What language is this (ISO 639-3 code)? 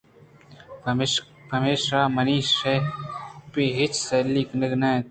bgp